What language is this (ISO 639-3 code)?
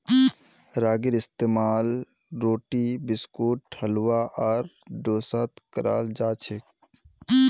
mag